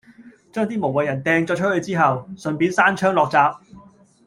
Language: Cantonese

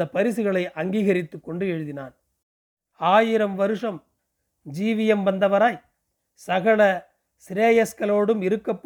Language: Tamil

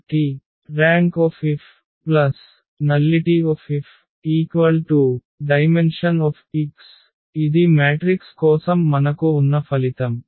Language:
Telugu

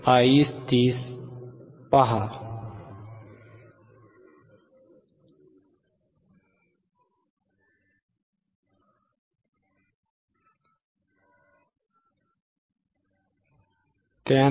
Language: Marathi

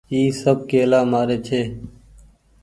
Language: Goaria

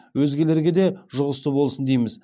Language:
Kazakh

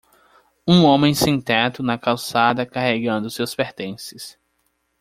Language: Portuguese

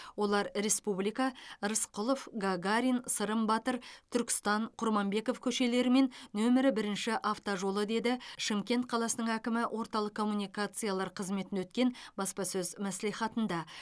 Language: Kazakh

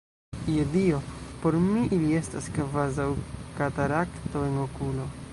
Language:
Esperanto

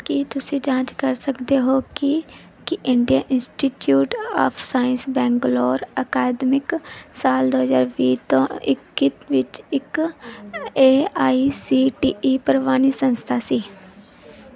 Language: Punjabi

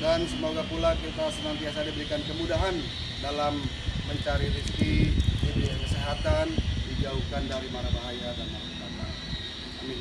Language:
Indonesian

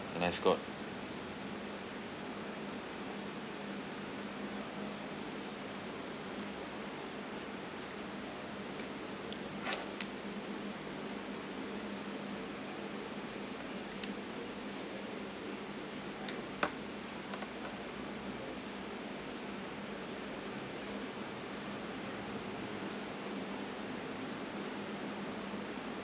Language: English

